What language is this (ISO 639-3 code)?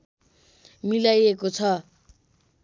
nep